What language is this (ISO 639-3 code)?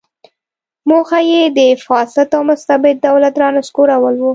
pus